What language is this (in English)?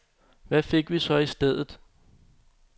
Danish